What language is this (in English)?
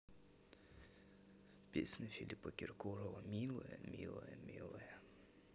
Russian